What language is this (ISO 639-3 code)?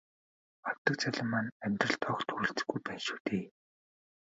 mon